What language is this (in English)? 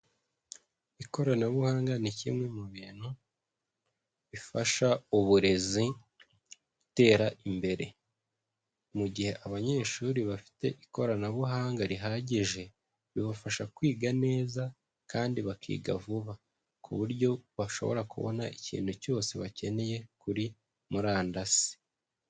Kinyarwanda